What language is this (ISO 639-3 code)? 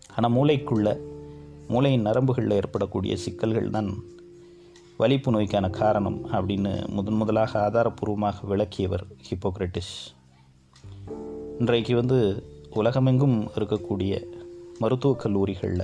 tam